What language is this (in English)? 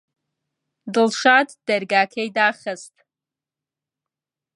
Central Kurdish